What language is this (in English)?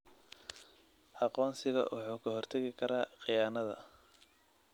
Somali